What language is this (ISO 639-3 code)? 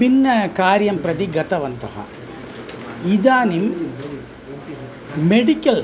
san